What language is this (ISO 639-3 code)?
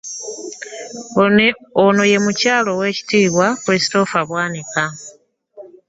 lug